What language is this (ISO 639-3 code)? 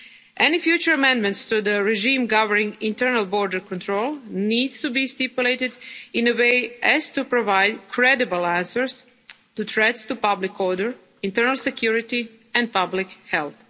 eng